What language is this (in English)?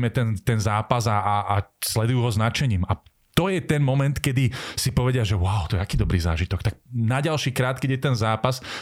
Slovak